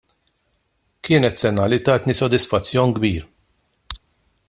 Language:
Maltese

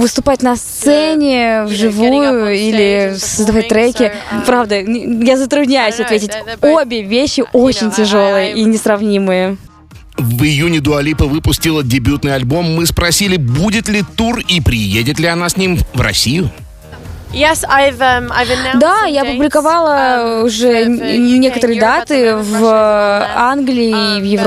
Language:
Russian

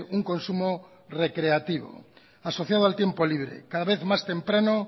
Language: Spanish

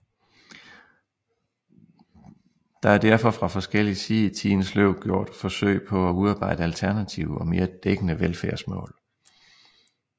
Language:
Danish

